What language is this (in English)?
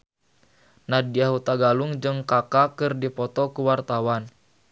Sundanese